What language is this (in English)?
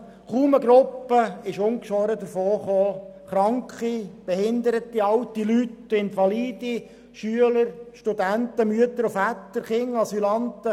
Swiss German